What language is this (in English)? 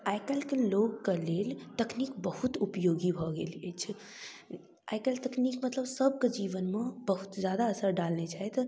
Maithili